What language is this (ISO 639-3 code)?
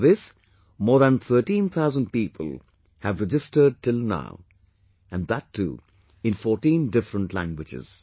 eng